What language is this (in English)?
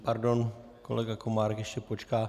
Czech